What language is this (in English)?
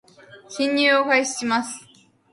Japanese